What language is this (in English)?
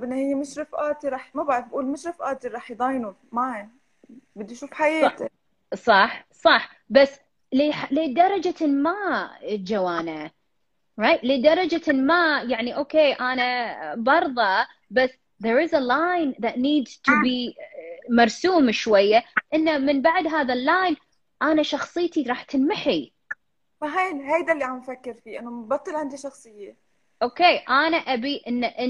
Arabic